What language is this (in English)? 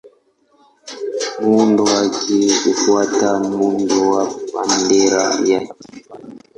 Swahili